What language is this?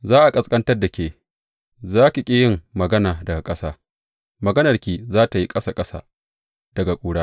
Hausa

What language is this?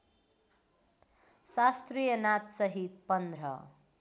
Nepali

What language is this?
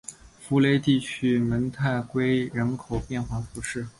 Chinese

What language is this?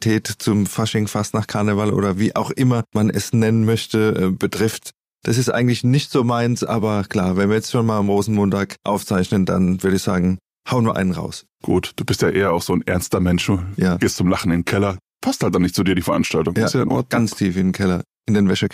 German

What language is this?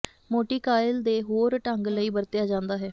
Punjabi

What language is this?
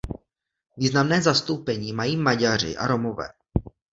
Czech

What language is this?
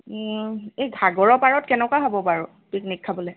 Assamese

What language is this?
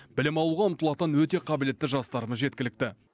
Kazakh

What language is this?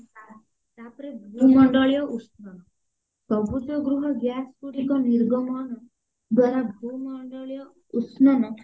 Odia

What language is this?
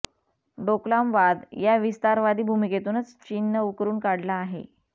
Marathi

